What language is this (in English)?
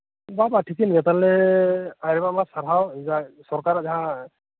Santali